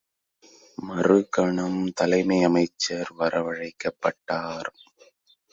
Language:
Tamil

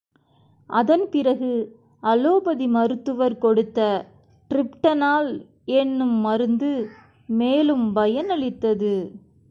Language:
Tamil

